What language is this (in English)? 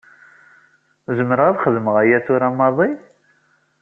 Kabyle